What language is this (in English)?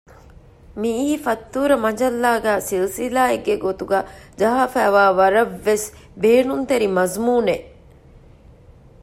Divehi